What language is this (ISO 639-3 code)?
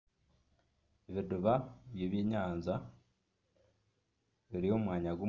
nyn